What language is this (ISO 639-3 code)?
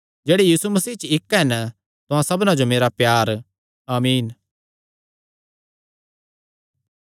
xnr